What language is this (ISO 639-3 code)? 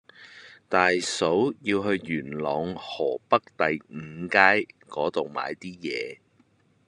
yue